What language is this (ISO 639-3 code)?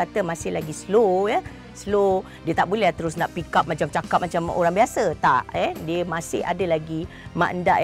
msa